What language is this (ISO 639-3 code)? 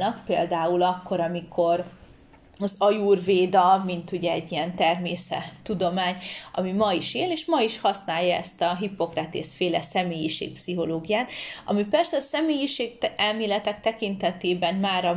hun